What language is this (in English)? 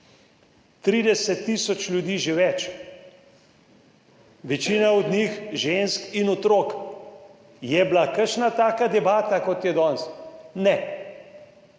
Slovenian